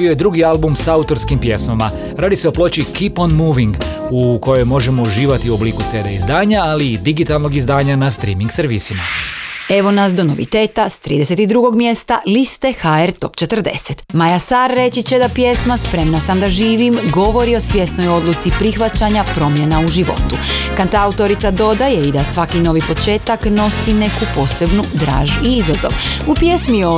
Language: Croatian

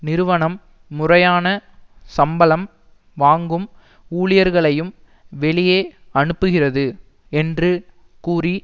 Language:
Tamil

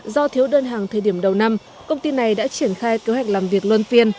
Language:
Vietnamese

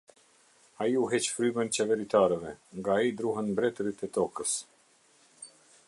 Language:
Albanian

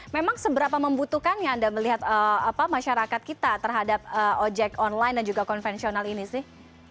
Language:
Indonesian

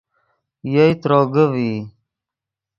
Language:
Yidgha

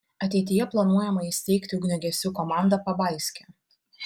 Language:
Lithuanian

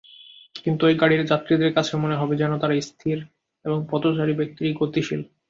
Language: Bangla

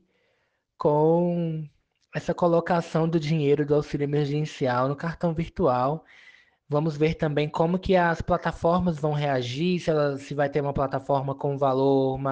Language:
Portuguese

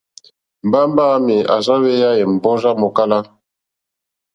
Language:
Mokpwe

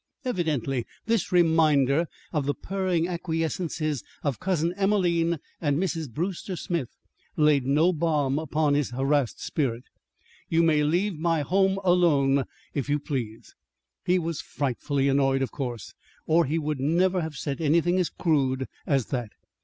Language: English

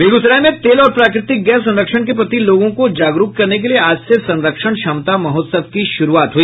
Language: Hindi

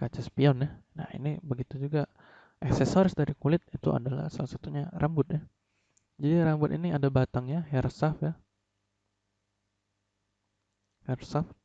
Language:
Indonesian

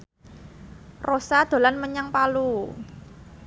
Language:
Javanese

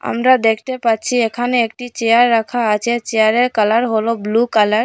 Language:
Bangla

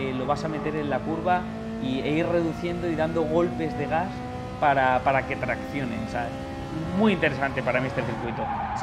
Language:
Spanish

